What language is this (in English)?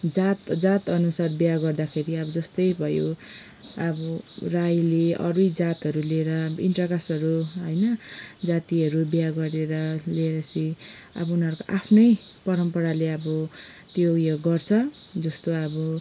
Nepali